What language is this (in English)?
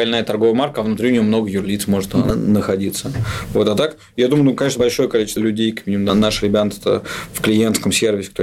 Russian